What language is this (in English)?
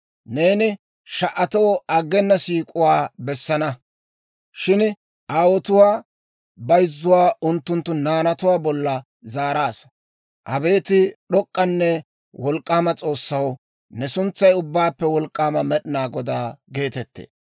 Dawro